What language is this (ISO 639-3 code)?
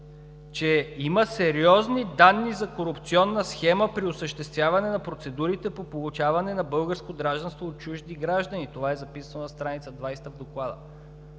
bul